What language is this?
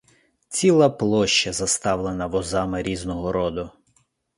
Ukrainian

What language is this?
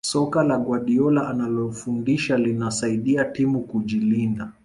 Swahili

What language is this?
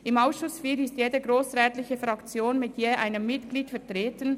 Swiss German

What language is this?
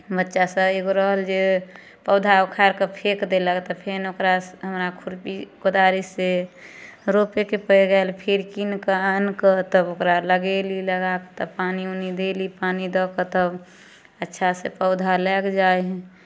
Maithili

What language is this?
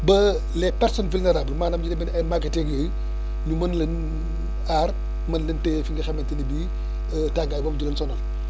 Wolof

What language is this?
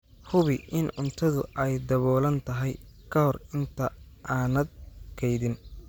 Somali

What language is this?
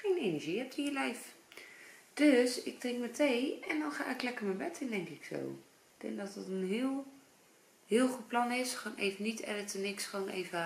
Dutch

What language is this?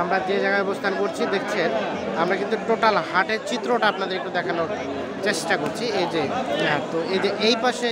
Bangla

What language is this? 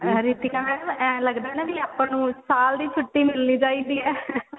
Punjabi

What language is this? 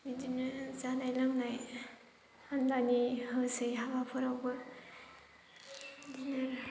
Bodo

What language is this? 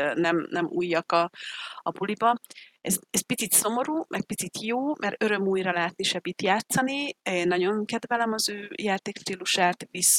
Hungarian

